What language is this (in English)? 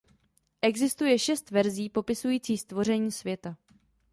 Czech